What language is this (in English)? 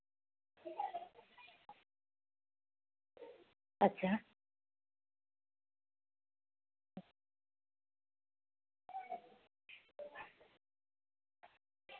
Santali